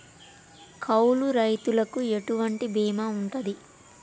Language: Telugu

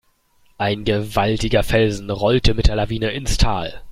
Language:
German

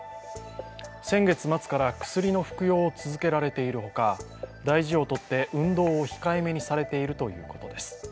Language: Japanese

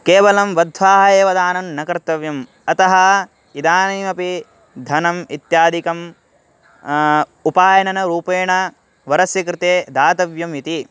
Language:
Sanskrit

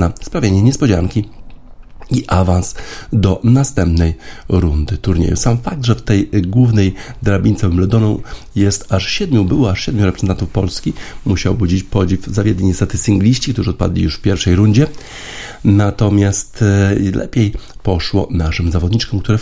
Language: Polish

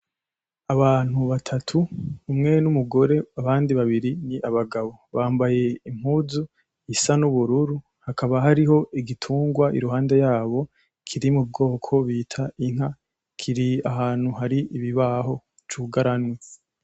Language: Rundi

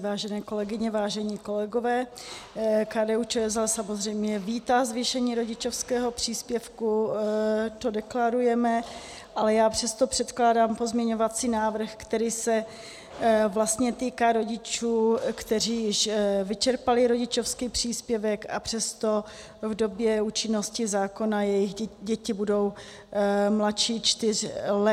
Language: Czech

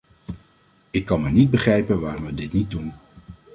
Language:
Dutch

